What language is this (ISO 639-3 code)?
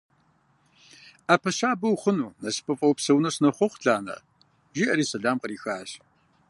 kbd